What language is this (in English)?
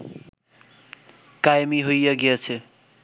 Bangla